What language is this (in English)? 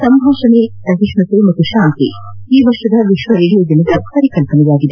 Kannada